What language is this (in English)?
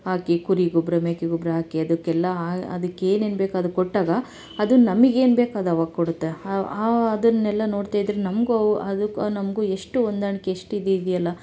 Kannada